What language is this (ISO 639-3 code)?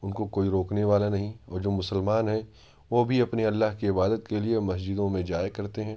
urd